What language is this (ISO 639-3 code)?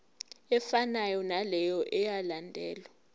zul